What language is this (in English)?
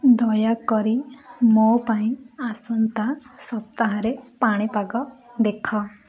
Odia